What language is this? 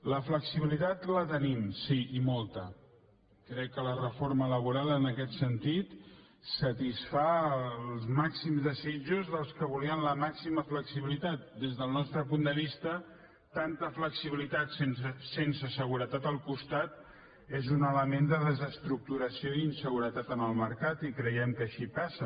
Catalan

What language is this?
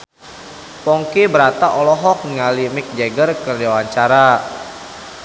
Sundanese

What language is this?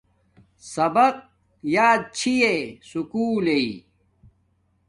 Domaaki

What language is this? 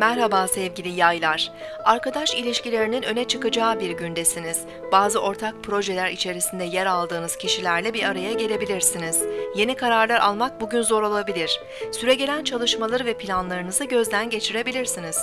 Turkish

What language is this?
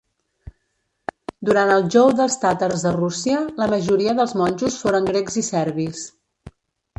Catalan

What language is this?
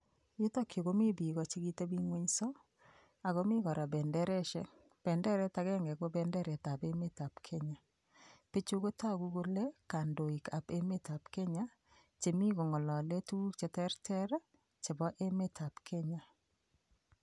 Kalenjin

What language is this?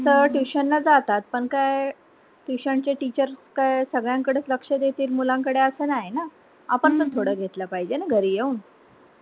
Marathi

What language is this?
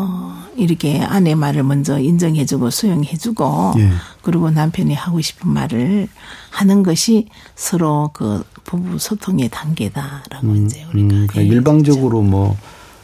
Korean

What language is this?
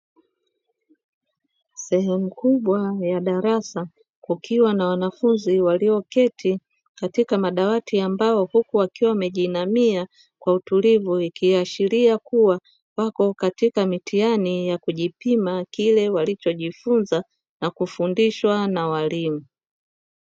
Swahili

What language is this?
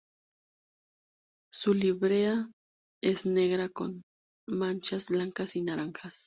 Spanish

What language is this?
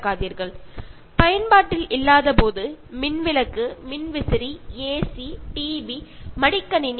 Malayalam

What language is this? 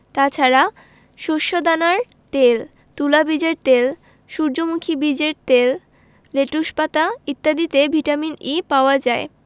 Bangla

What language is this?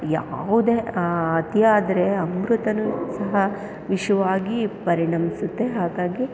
Kannada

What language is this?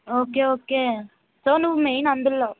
Telugu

